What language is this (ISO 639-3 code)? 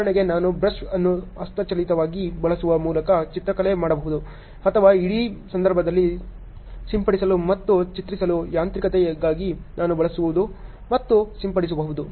kan